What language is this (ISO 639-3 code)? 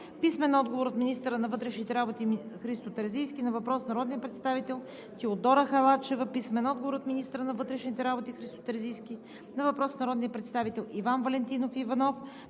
bul